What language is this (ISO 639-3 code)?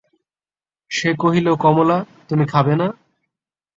ben